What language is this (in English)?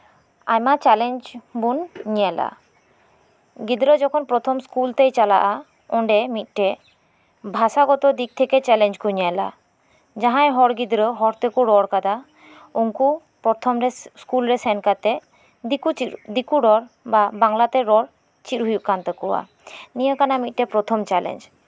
Santali